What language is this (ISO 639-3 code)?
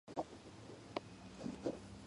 kat